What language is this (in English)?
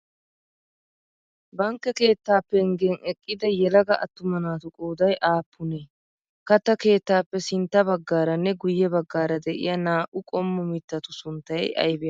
Wolaytta